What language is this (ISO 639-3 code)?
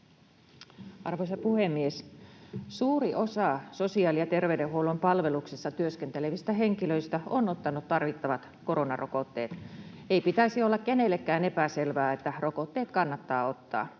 fin